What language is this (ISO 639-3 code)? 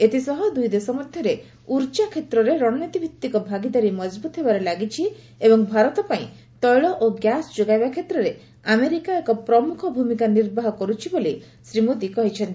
ori